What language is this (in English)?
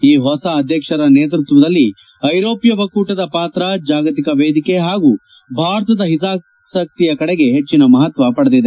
Kannada